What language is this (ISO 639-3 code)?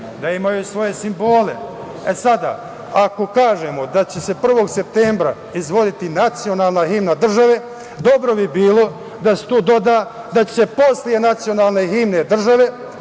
srp